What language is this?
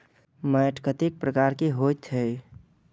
Maithili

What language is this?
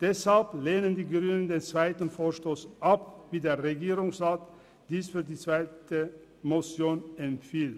Swiss German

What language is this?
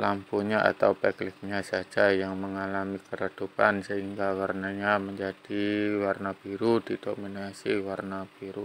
Indonesian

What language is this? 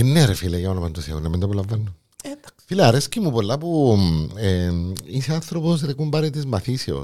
Greek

